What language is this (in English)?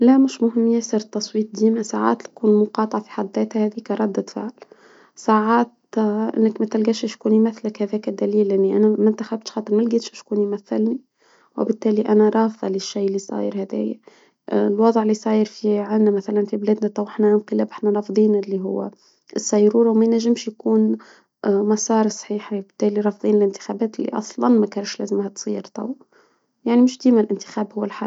Tunisian Arabic